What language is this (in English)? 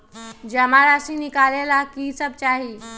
Magahi